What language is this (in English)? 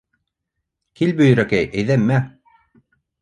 Bashkir